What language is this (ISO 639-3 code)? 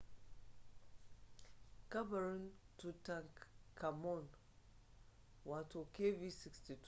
hau